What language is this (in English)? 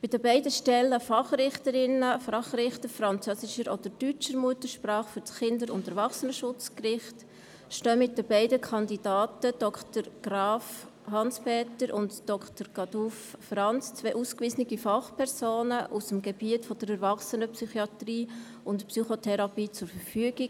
Swiss German